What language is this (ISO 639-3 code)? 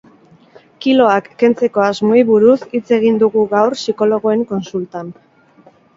eus